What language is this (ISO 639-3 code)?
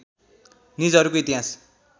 nep